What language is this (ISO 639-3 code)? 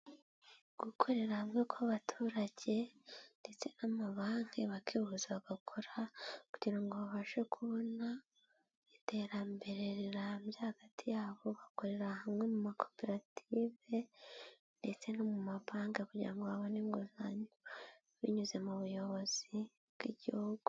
kin